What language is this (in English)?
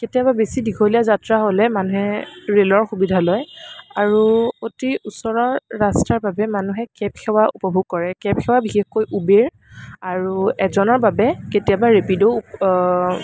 Assamese